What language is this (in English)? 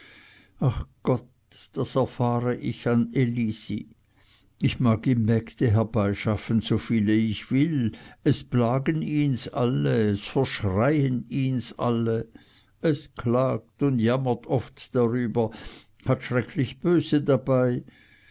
German